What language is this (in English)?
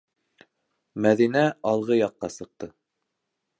Bashkir